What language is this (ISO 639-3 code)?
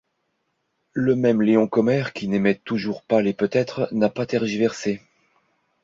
fra